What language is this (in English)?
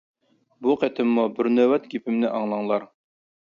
Uyghur